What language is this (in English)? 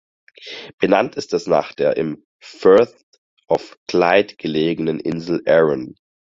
German